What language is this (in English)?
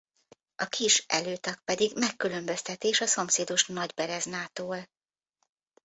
Hungarian